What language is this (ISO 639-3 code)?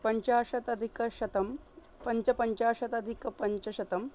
san